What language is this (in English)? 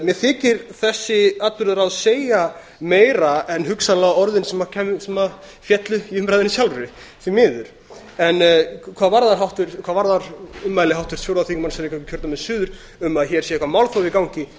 Icelandic